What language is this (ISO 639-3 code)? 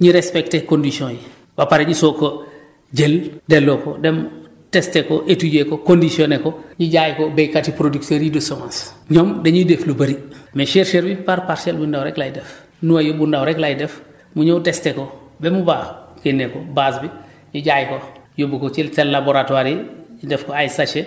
wol